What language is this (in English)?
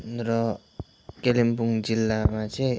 Nepali